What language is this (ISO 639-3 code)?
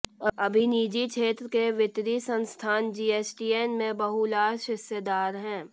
hin